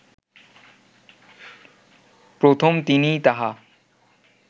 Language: Bangla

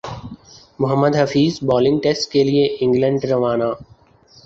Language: Urdu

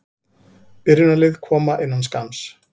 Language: Icelandic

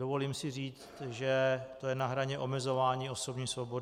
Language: Czech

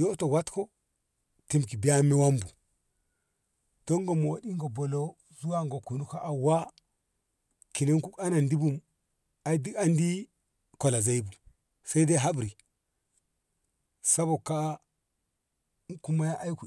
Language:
Ngamo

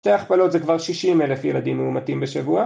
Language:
Hebrew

